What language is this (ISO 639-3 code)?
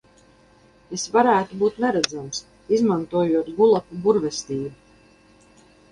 lav